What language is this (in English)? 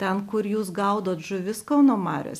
Lithuanian